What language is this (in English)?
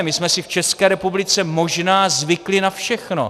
Czech